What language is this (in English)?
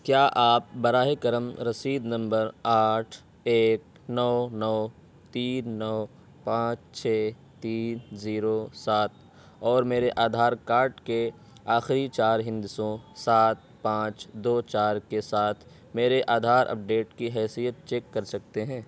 Urdu